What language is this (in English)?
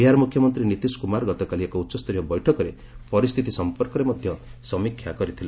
Odia